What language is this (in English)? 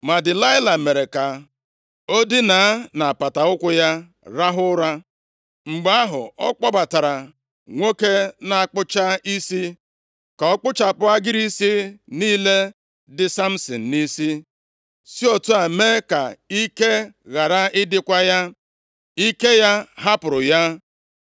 Igbo